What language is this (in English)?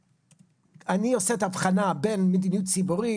Hebrew